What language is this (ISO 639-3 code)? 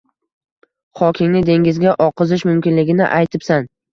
uzb